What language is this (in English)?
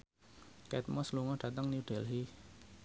Javanese